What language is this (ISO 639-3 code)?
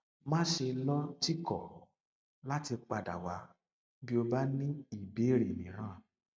yor